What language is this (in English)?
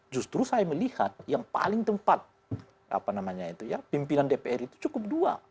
Indonesian